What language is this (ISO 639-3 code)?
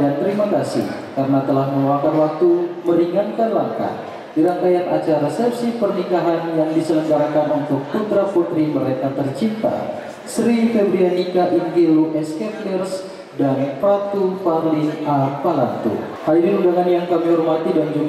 ind